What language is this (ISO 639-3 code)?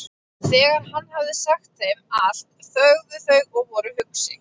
isl